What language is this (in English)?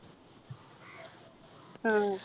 Malayalam